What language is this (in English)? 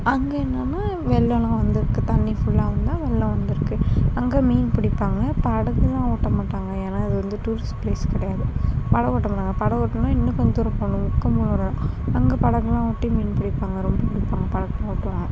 Tamil